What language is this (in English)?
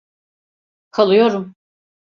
Turkish